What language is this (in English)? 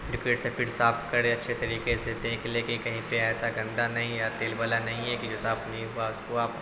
Urdu